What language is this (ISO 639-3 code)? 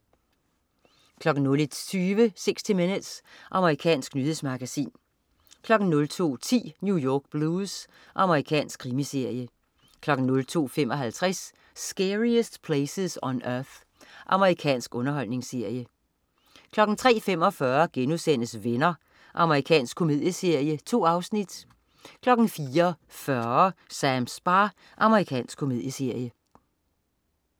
dan